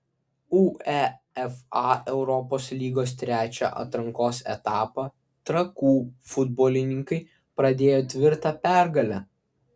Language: Lithuanian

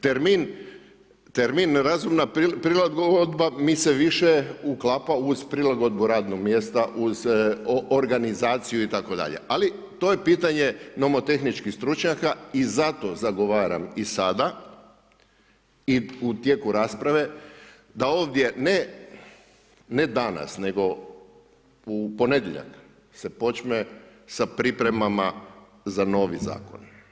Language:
Croatian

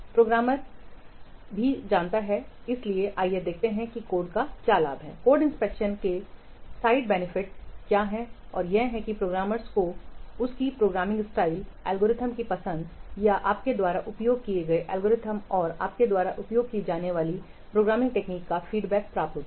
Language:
Hindi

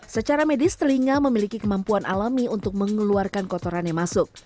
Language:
Indonesian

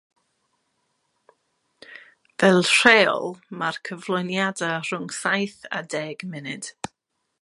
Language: Welsh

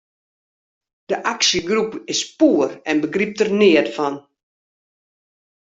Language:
Western Frisian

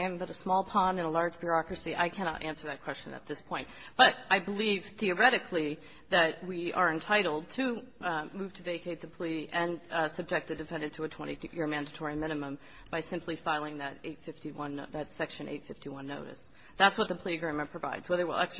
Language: English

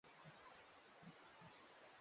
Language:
Swahili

